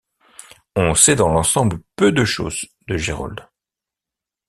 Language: French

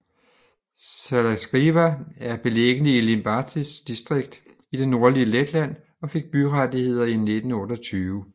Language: Danish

